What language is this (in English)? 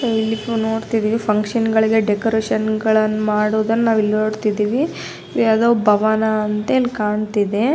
Kannada